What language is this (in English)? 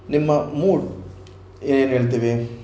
Kannada